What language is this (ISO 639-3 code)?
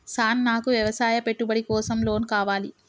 tel